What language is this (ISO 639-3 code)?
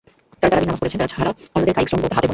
ben